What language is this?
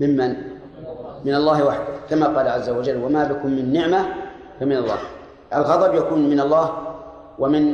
Arabic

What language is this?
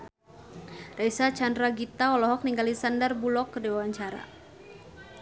Sundanese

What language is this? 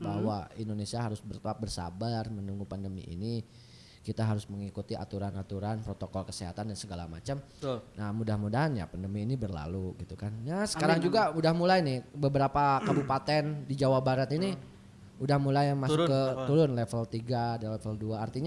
Indonesian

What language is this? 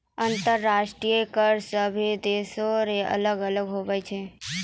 Maithili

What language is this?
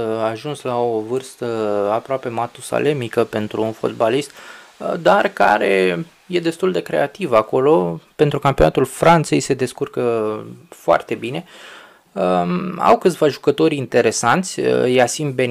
Romanian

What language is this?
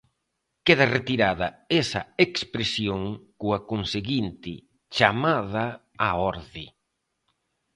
Galician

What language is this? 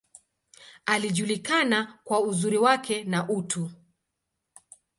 Swahili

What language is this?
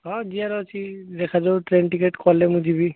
Odia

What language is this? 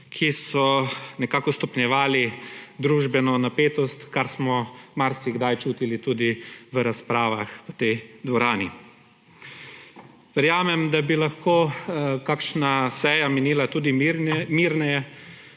Slovenian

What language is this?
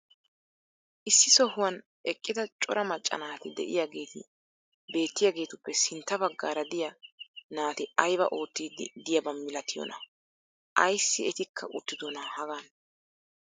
Wolaytta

